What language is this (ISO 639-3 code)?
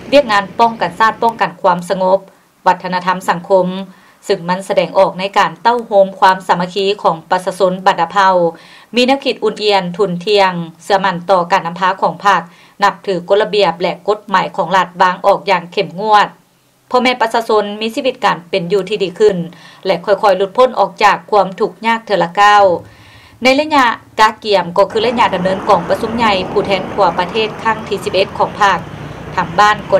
tha